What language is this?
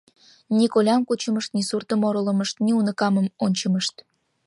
Mari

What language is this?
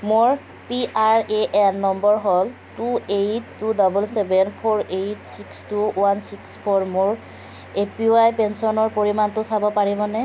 Assamese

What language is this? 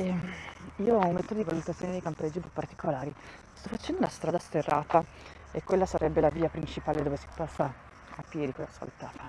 Italian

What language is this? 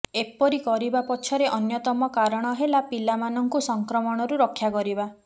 Odia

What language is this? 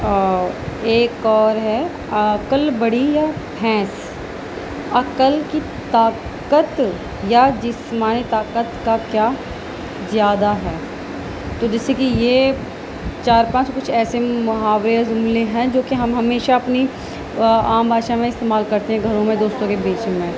Urdu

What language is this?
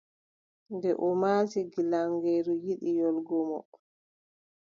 Adamawa Fulfulde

